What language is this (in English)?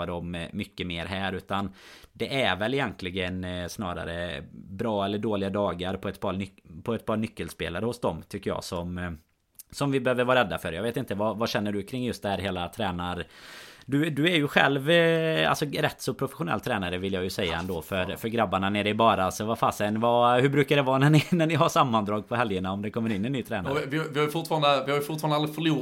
Swedish